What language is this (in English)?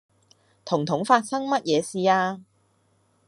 Cantonese